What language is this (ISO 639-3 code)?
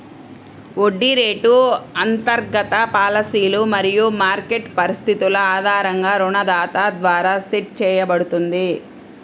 tel